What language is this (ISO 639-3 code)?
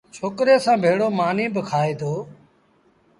sbn